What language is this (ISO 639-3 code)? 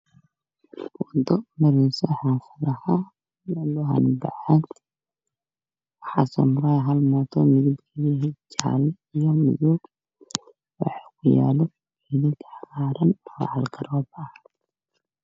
som